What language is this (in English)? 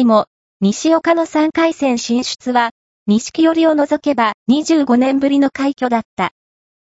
Japanese